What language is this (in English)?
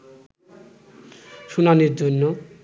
Bangla